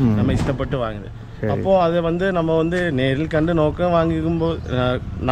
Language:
Malayalam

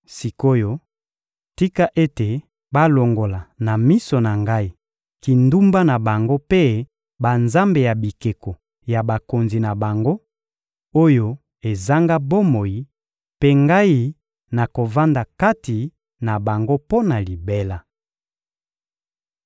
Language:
Lingala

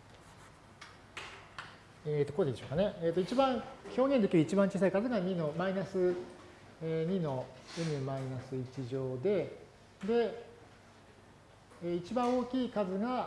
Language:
Japanese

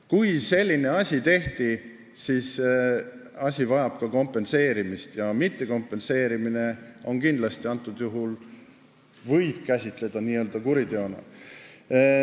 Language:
Estonian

